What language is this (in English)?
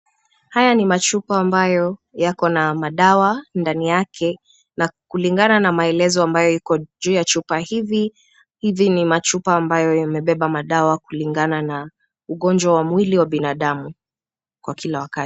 Swahili